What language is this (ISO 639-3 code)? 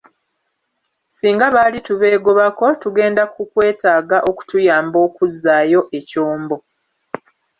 lug